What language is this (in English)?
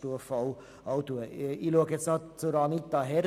Swiss German